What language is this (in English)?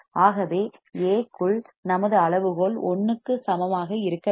Tamil